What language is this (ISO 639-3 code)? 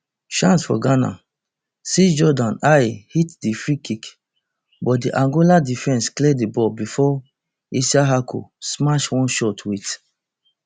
pcm